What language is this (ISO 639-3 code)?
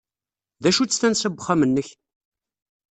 kab